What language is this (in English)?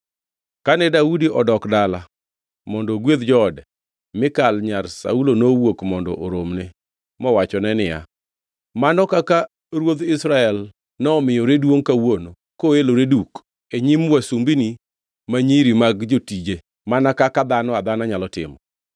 Luo (Kenya and Tanzania)